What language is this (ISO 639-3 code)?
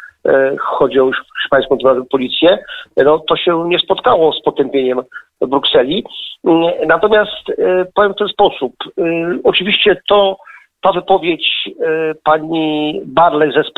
pol